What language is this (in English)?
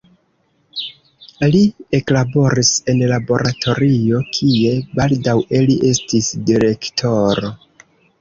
Esperanto